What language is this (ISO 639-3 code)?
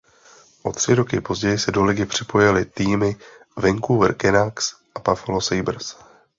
ces